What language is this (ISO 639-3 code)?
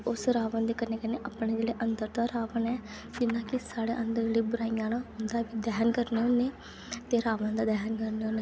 doi